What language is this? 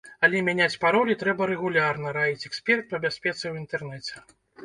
Belarusian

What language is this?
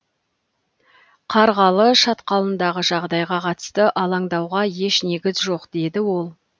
Kazakh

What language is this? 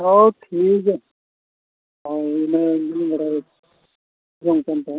Santali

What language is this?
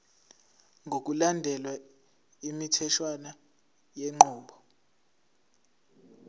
Zulu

